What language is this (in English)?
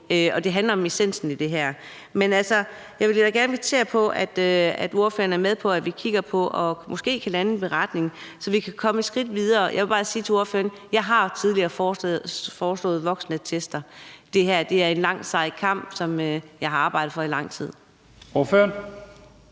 Danish